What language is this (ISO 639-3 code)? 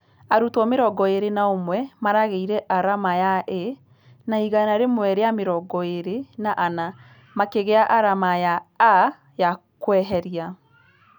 kik